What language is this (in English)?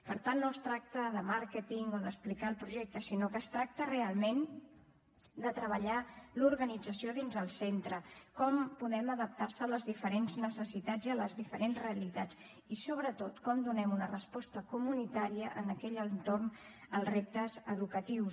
Catalan